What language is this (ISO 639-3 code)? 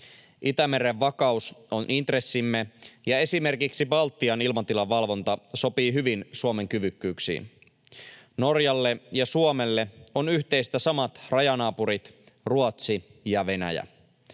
fin